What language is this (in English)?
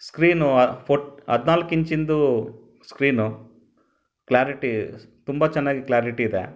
Kannada